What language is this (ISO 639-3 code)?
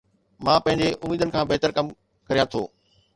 snd